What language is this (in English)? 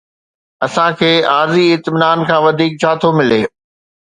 Sindhi